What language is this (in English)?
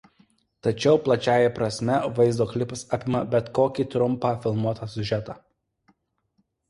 Lithuanian